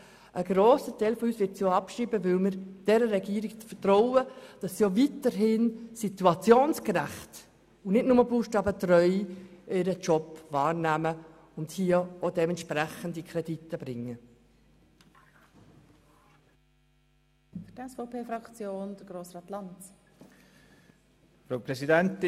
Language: Swiss German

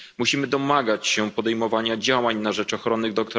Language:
Polish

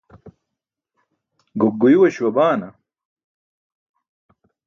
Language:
Burushaski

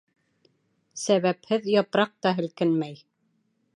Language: Bashkir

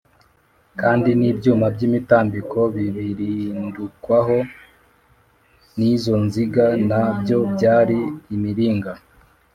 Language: Kinyarwanda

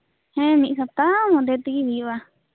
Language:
Santali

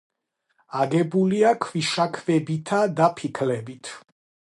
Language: Georgian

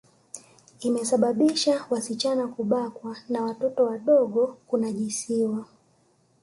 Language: Swahili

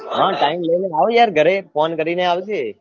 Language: Gujarati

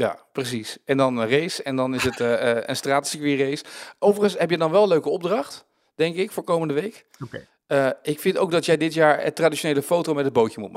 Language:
Dutch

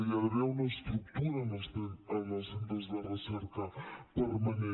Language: Catalan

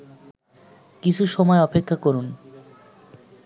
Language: Bangla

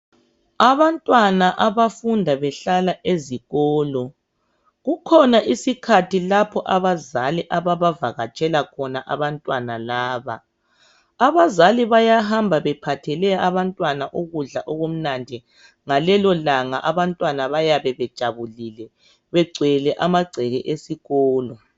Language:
North Ndebele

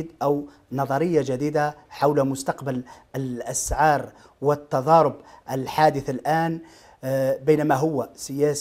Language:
Arabic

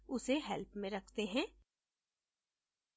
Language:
Hindi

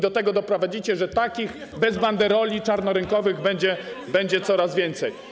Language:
Polish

